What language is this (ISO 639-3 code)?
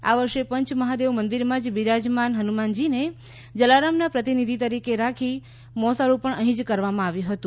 guj